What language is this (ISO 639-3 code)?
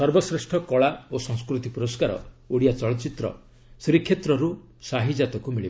ori